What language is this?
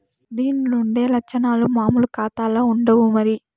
Telugu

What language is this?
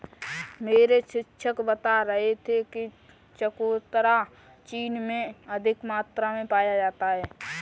Hindi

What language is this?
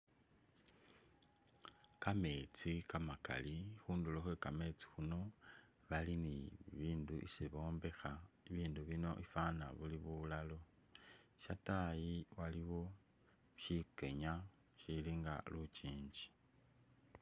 Masaaba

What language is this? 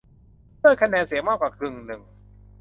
Thai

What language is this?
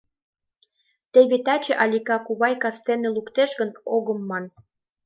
Mari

